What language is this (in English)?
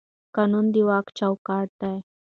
Pashto